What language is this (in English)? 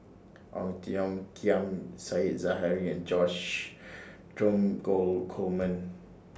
English